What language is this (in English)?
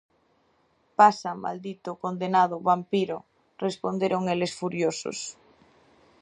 Galician